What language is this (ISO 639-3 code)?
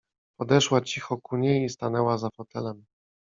pol